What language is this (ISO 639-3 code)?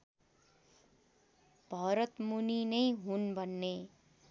nep